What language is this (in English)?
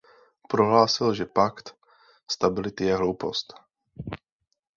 Czech